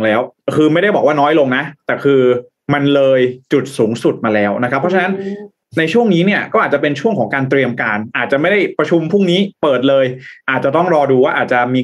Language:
Thai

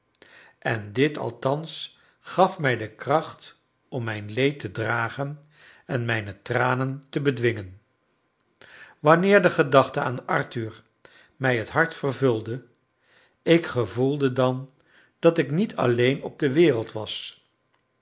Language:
Dutch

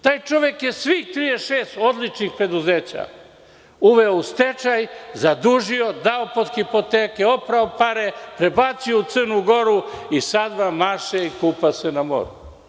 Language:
Serbian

